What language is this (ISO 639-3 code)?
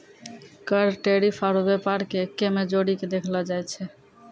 mai